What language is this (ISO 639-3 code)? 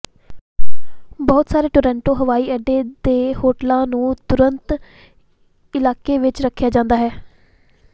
pan